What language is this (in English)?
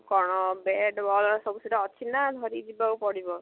Odia